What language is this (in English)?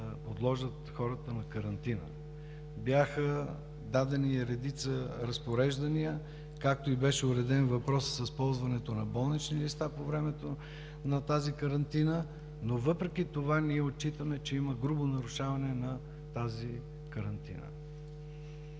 Bulgarian